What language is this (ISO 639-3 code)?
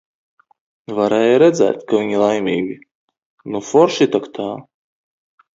lav